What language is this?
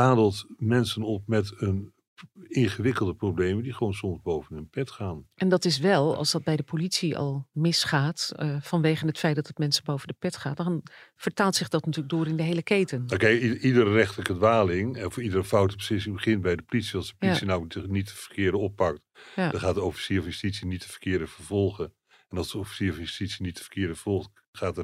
Dutch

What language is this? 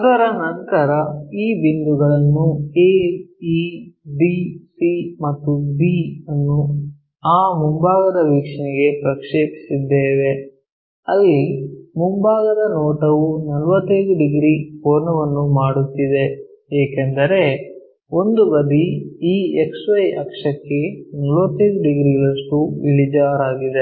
Kannada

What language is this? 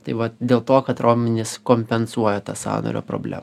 Lithuanian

